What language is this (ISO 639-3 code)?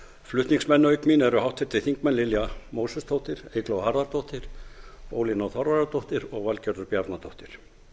isl